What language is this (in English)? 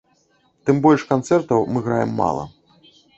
Belarusian